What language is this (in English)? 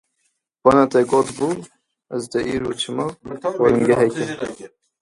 Kurdish